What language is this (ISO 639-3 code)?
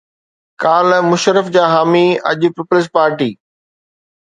snd